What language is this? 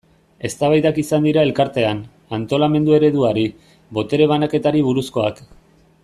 Basque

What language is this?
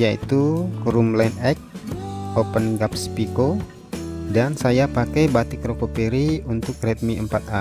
Indonesian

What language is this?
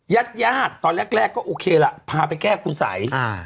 Thai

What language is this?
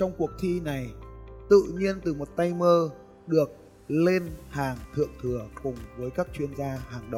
Vietnamese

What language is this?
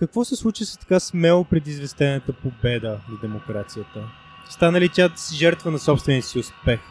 Bulgarian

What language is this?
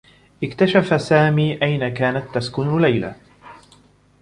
Arabic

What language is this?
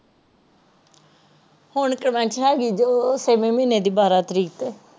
Punjabi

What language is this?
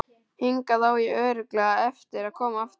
Icelandic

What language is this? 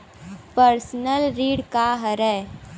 Chhattisgarhi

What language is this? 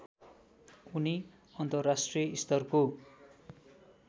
Nepali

